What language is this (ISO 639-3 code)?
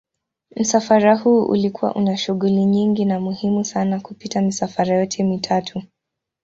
swa